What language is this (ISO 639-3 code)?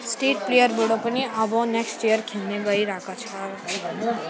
nep